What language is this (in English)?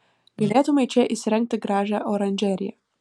Lithuanian